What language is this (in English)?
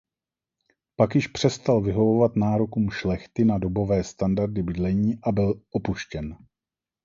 Czech